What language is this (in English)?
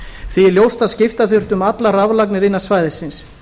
Icelandic